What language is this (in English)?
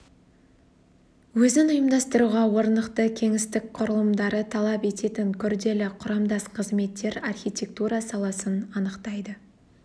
Kazakh